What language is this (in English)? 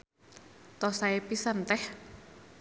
Sundanese